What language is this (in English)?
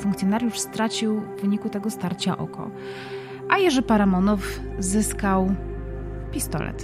Polish